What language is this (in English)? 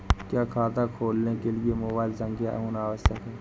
Hindi